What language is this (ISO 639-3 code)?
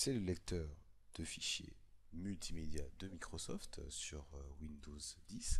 fra